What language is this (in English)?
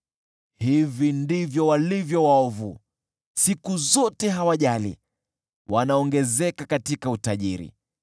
Swahili